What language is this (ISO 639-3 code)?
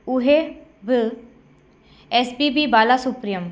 snd